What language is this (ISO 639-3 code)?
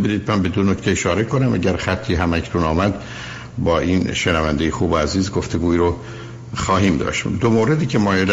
fas